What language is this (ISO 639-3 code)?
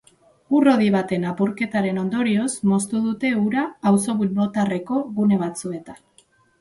eus